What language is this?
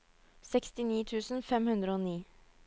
Norwegian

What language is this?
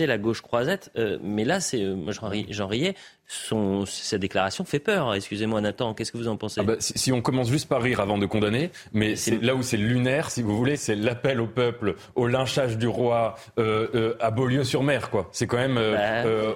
French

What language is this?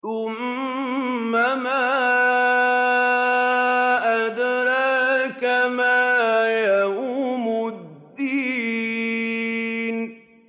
Arabic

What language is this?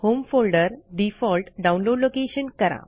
Marathi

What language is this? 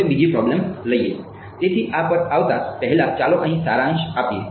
Gujarati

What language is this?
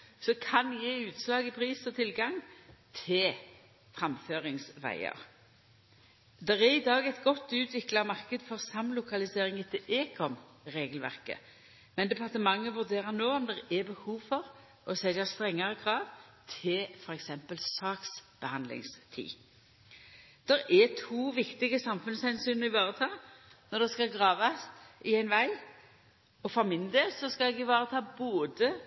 Norwegian Nynorsk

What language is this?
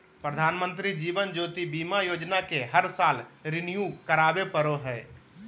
Magahi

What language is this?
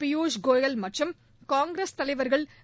Tamil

